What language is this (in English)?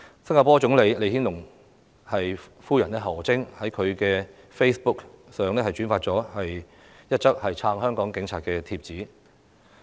Cantonese